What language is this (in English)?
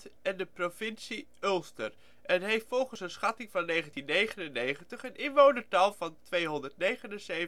Dutch